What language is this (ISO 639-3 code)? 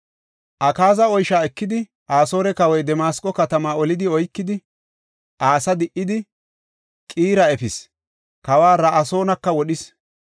gof